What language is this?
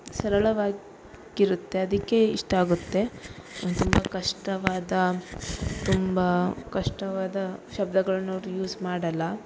Kannada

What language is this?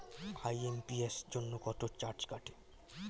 Bangla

